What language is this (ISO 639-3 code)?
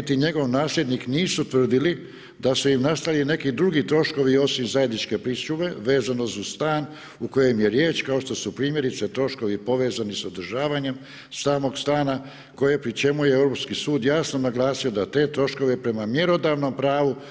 hrv